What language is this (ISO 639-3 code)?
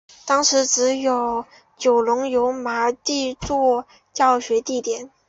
zho